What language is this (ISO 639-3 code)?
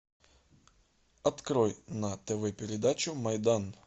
rus